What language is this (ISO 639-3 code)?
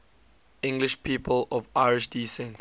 eng